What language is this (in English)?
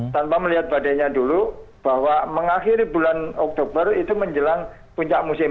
Indonesian